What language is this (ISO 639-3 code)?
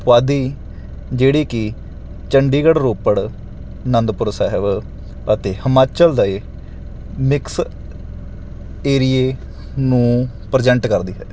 pan